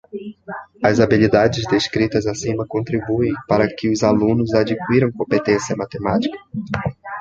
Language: Portuguese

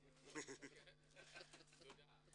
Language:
Hebrew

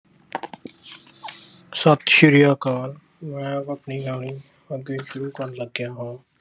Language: Punjabi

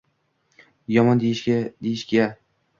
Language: Uzbek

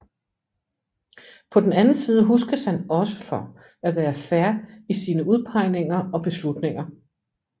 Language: Danish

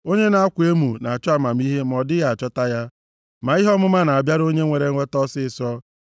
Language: Igbo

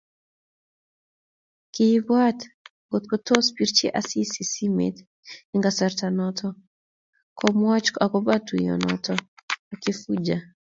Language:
Kalenjin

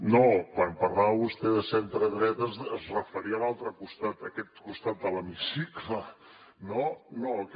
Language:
Catalan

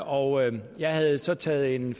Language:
Danish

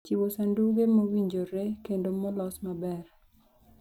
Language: Luo (Kenya and Tanzania)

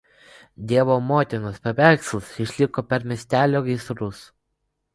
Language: Lithuanian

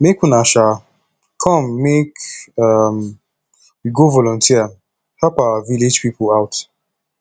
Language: Nigerian Pidgin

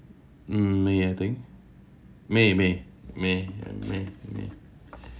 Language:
English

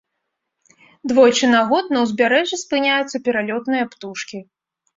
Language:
Belarusian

